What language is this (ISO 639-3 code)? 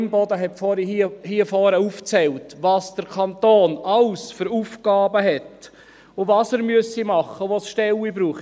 gsw